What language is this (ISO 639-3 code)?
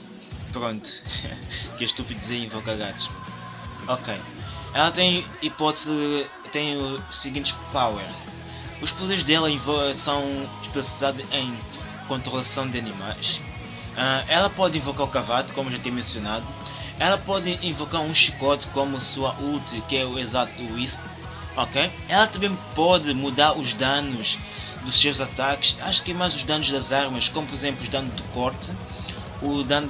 por